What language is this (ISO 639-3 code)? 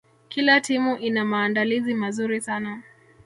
swa